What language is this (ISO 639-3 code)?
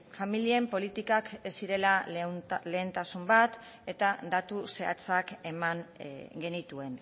eus